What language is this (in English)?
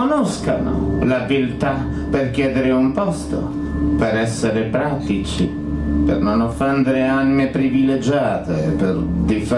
Italian